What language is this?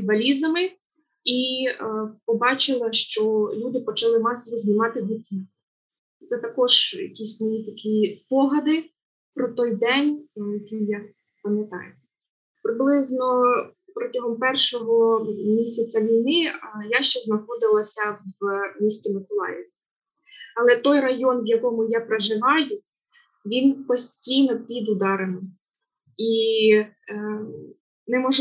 Ukrainian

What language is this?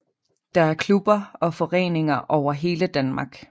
Danish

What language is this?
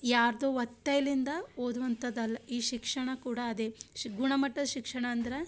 Kannada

